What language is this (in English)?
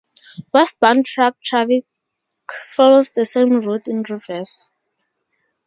English